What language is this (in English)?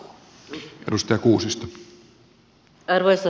Finnish